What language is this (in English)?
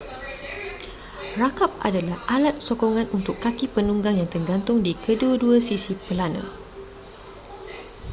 Malay